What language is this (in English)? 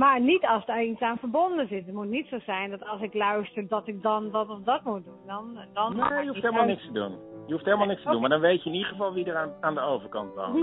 Dutch